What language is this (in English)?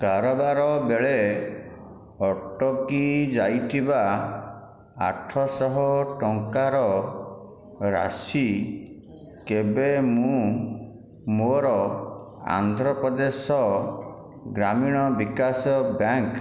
Odia